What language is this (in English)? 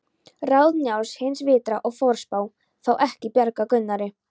Icelandic